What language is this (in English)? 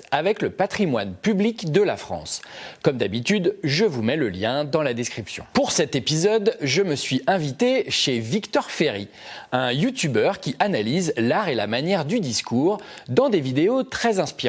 French